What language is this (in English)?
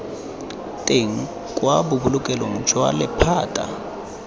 Tswana